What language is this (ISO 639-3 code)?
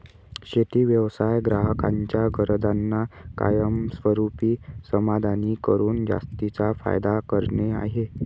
mar